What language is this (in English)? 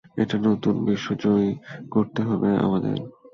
Bangla